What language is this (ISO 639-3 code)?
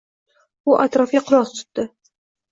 uzb